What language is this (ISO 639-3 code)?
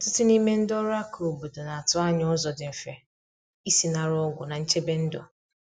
ibo